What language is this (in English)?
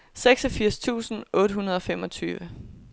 Danish